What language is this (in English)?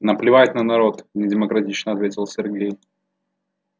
Russian